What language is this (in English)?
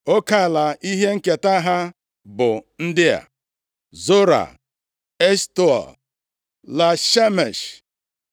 Igbo